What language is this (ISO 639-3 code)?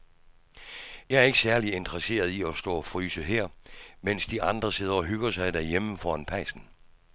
dan